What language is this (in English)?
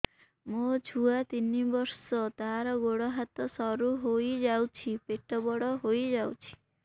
Odia